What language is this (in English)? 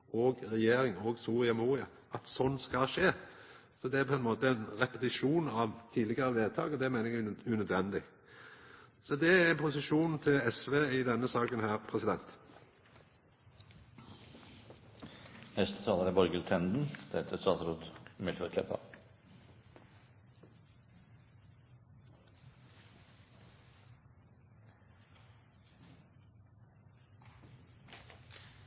Norwegian Nynorsk